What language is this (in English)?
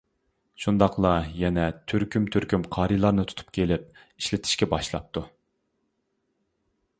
Uyghur